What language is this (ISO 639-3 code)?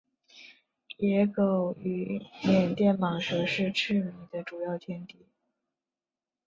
zho